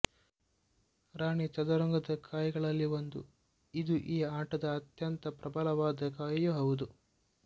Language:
Kannada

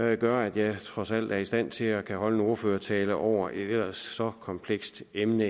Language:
Danish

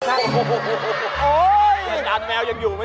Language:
Thai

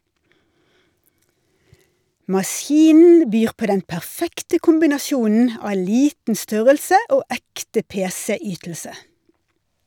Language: Norwegian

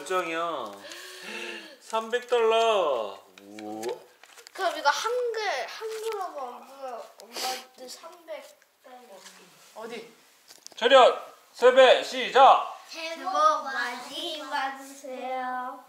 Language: Korean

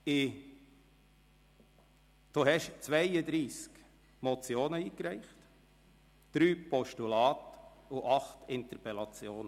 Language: Swiss German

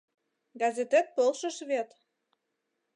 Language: Mari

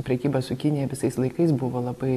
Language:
Lithuanian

